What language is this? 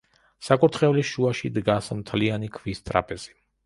Georgian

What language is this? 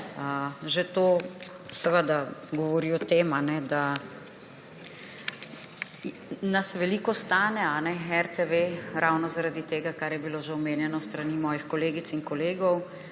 Slovenian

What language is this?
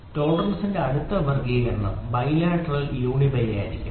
Malayalam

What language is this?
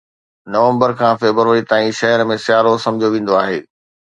Sindhi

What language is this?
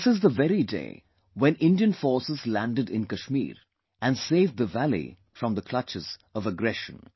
English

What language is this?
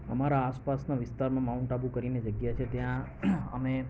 Gujarati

